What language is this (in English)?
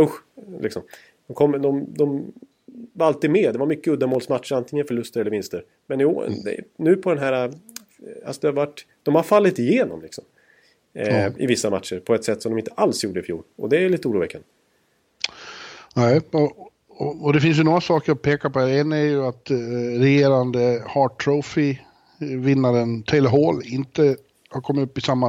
Swedish